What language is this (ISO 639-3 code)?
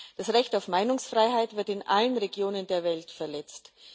deu